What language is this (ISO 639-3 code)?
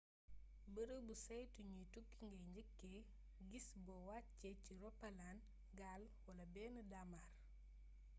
wol